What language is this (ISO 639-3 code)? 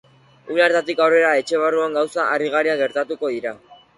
eus